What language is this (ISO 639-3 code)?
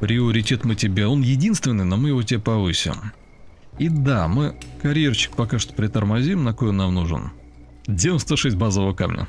rus